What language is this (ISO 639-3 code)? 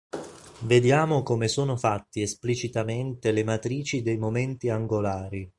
ita